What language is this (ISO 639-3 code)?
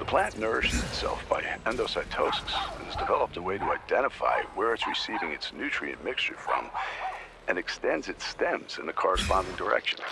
eng